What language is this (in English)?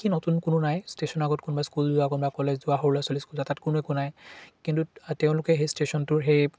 Assamese